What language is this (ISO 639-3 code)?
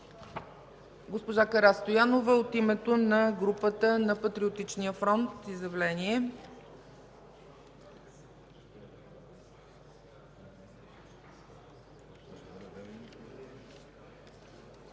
bul